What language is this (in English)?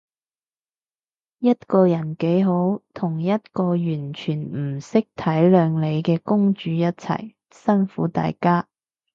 Cantonese